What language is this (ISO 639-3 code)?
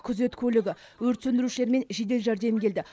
kaz